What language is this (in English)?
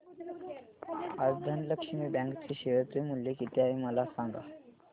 Marathi